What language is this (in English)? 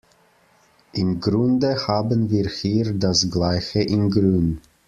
German